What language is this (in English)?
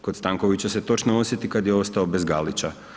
Croatian